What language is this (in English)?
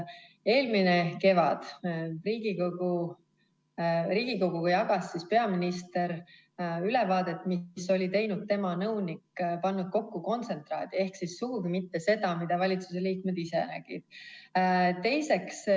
Estonian